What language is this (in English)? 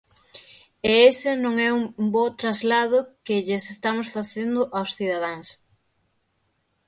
Galician